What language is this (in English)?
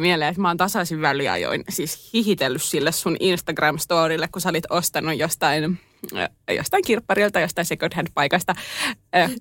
Finnish